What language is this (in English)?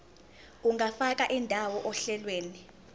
Zulu